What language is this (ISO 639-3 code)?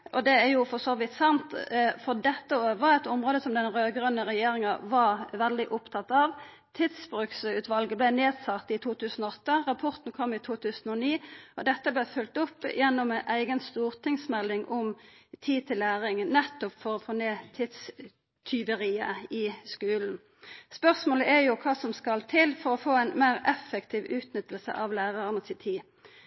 nno